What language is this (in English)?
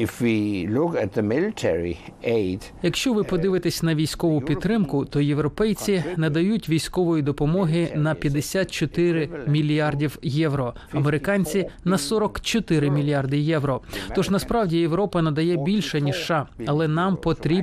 Ukrainian